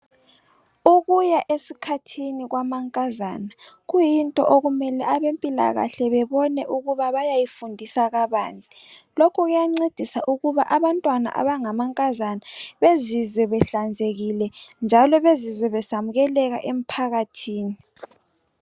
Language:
North Ndebele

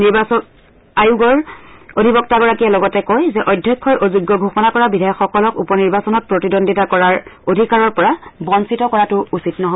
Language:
Assamese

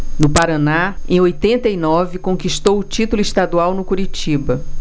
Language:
Portuguese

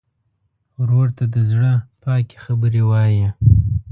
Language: Pashto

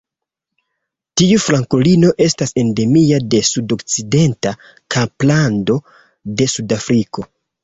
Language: Esperanto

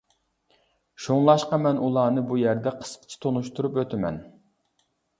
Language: Uyghur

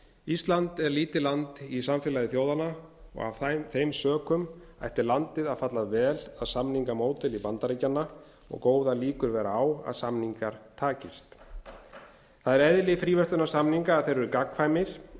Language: Icelandic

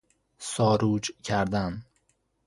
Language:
Persian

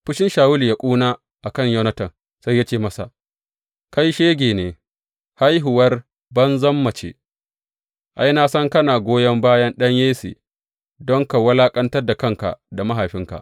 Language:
Hausa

